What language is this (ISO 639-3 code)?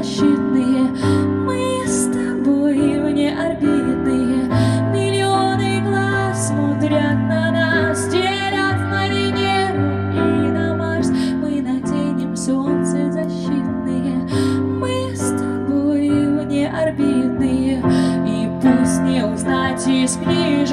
ukr